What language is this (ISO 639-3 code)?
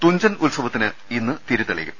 mal